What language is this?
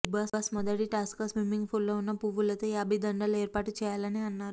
Telugu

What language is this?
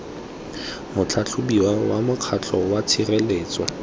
Tswana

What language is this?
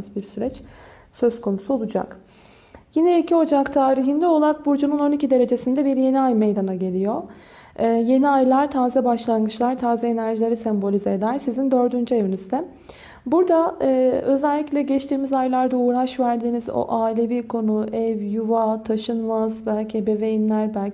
Turkish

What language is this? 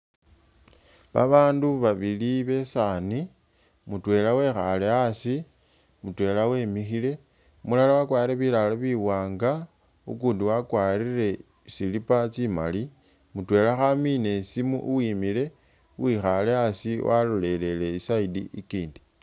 Masaaba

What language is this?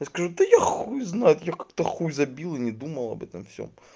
Russian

